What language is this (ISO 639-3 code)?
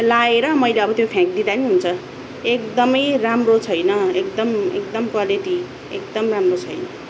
nep